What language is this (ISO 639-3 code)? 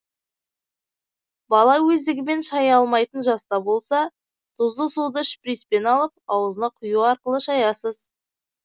kaz